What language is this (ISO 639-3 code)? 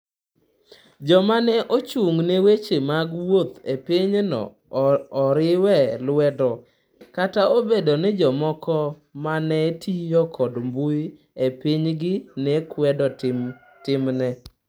luo